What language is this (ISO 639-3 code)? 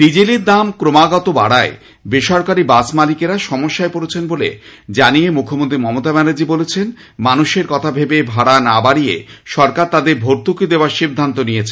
ben